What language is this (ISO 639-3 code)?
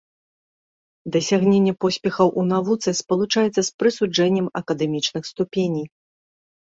bel